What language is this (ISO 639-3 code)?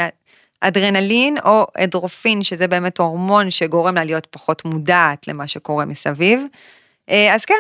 heb